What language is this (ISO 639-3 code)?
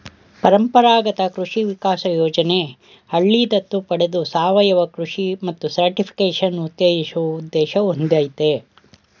kan